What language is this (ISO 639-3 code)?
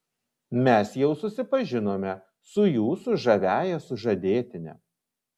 lit